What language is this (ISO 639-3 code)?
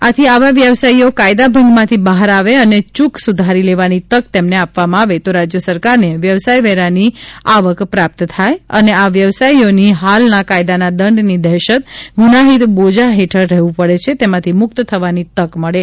guj